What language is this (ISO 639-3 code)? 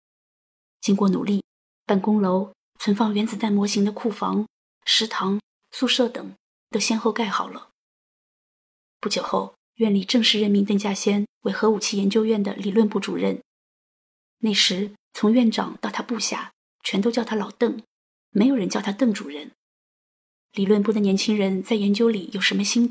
zho